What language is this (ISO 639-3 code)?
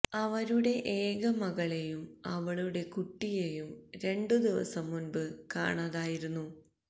mal